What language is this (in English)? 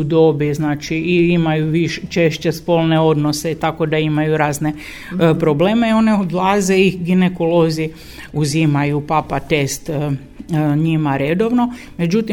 Croatian